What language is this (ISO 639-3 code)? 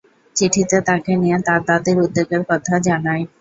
ben